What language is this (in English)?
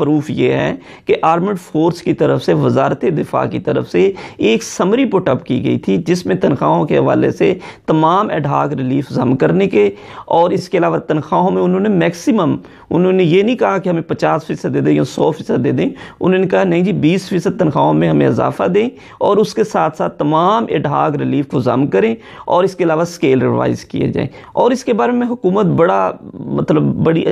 Hindi